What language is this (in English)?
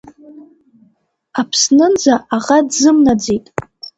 Abkhazian